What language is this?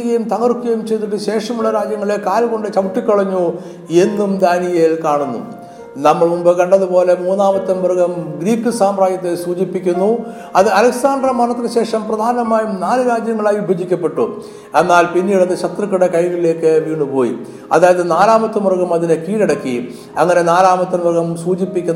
Malayalam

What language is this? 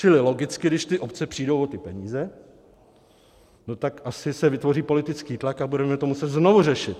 Czech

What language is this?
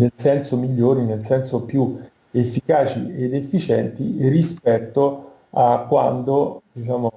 Italian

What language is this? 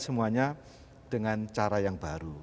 Indonesian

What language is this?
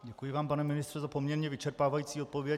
Czech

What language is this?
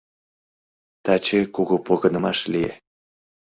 Mari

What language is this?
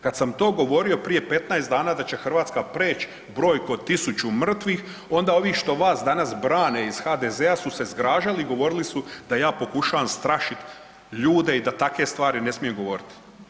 Croatian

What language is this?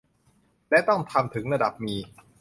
Thai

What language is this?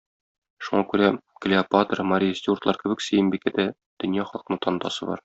Tatar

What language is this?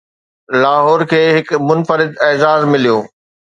Sindhi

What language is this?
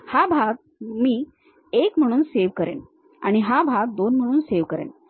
Marathi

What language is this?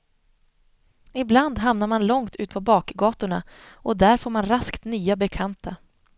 Swedish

